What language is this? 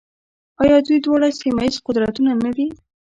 Pashto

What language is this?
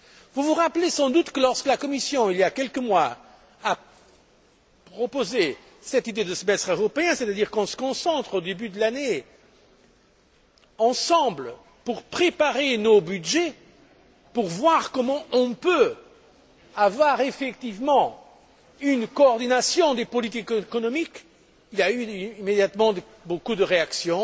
French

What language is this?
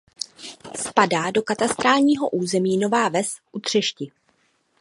Czech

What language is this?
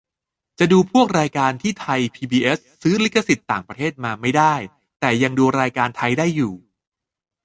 Thai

